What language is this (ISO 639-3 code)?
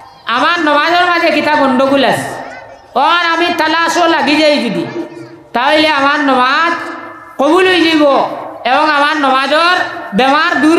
ind